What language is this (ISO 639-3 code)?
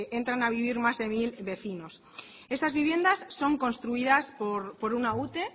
spa